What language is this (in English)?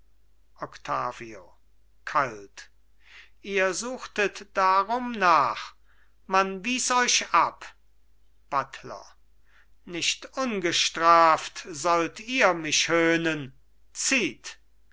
German